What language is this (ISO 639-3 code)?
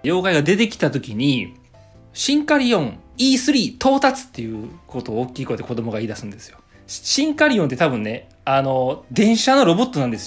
jpn